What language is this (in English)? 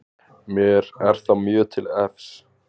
Icelandic